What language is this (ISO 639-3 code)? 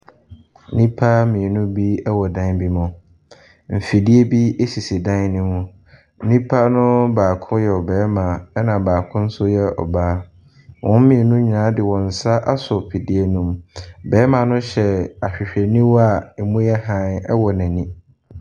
aka